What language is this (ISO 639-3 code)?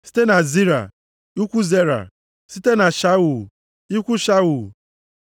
ibo